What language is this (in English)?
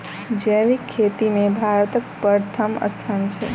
Maithili